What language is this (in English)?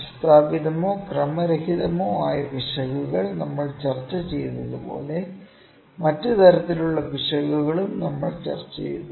Malayalam